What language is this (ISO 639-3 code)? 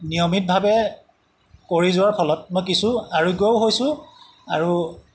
asm